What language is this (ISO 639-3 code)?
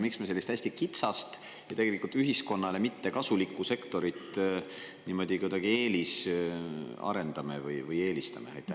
est